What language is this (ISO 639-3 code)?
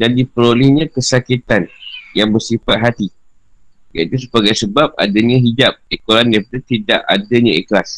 msa